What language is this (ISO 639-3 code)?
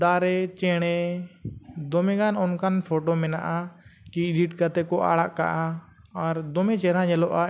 sat